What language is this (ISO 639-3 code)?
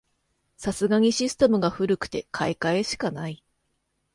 jpn